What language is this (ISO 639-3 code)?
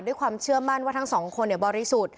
tha